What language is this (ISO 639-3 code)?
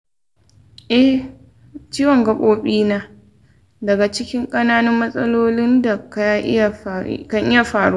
hau